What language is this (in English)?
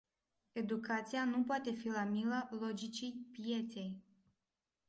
Romanian